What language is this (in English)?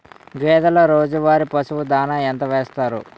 Telugu